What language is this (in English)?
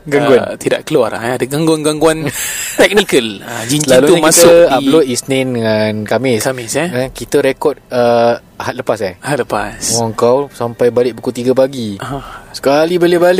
Malay